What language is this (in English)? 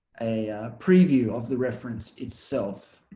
English